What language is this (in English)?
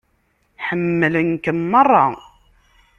Kabyle